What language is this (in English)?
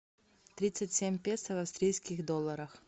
Russian